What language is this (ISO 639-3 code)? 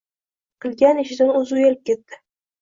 uzb